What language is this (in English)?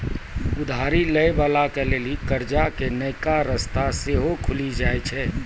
Maithili